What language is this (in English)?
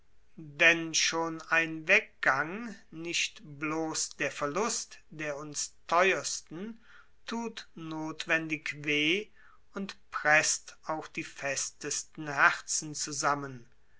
German